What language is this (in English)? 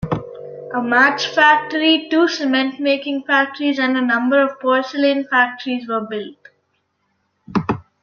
English